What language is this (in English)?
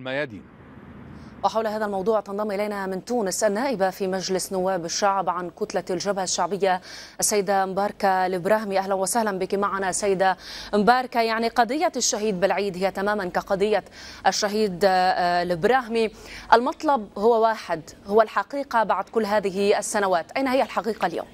Arabic